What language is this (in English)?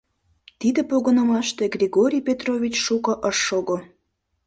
Mari